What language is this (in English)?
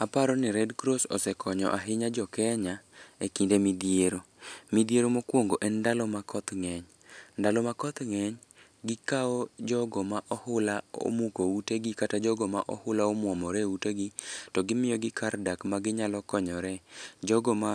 Luo (Kenya and Tanzania)